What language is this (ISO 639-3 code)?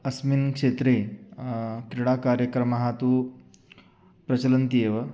san